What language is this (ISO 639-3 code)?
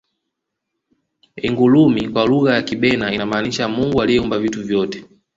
swa